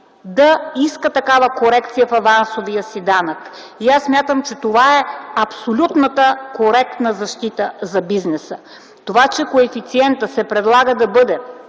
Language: Bulgarian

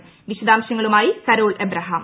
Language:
Malayalam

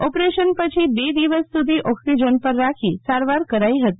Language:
Gujarati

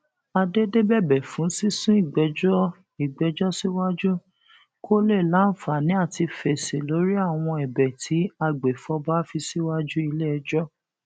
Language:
Yoruba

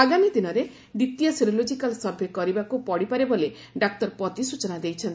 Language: Odia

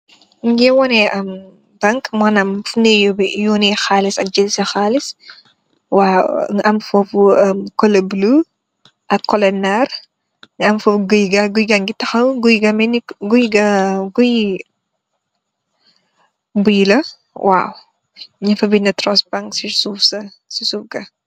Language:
Wolof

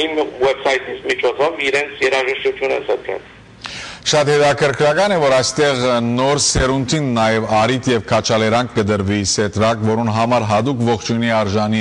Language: Romanian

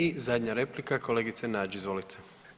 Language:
Croatian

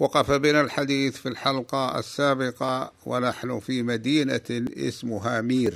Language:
Arabic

